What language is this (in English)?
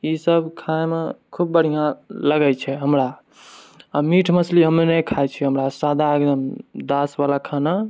Maithili